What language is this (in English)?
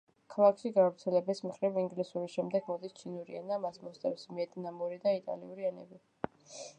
Georgian